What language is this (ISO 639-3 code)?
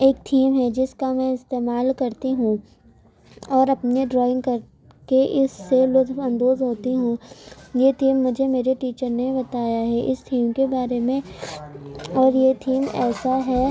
urd